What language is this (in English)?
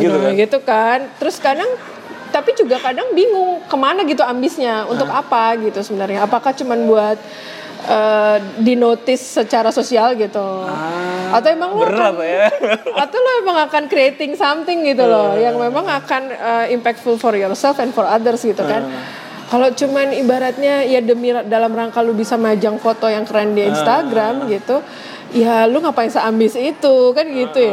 Indonesian